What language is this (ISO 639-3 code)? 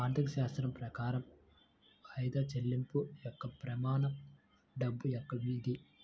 tel